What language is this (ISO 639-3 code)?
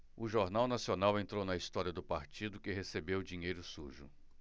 por